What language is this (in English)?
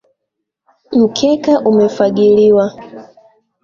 Swahili